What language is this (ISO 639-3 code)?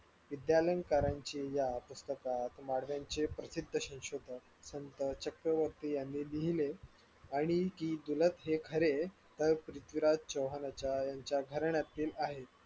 mar